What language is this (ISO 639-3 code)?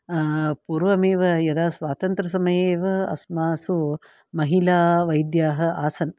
san